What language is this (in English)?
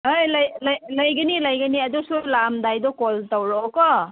Manipuri